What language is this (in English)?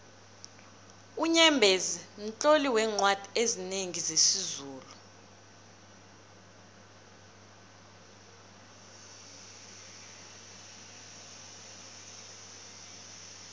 South Ndebele